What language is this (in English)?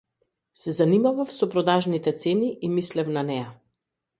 Macedonian